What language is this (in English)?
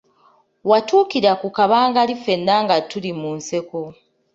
Ganda